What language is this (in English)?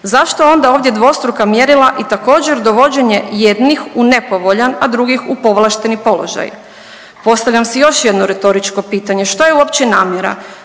Croatian